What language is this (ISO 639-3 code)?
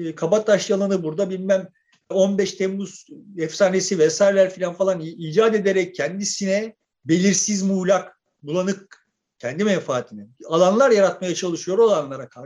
tur